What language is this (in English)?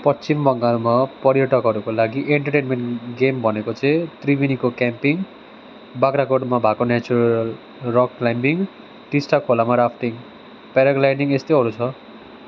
Nepali